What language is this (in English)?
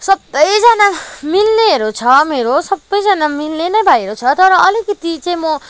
Nepali